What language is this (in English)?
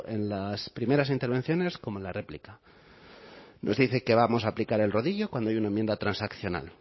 Spanish